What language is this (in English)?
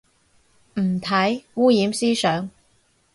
Cantonese